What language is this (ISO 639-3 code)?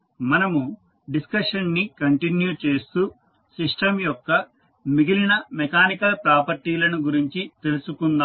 tel